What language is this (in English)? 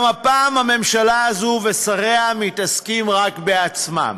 Hebrew